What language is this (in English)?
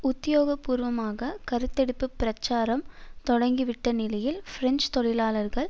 Tamil